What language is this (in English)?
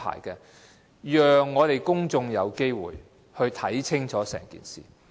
Cantonese